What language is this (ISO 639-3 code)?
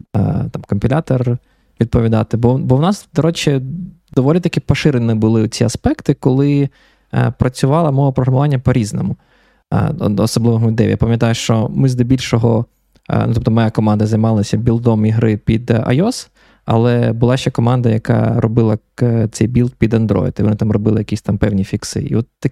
ukr